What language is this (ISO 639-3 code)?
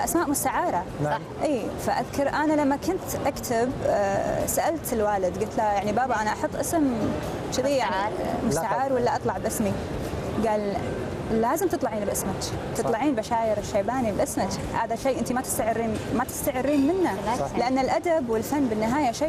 ara